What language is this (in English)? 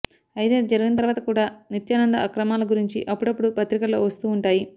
Telugu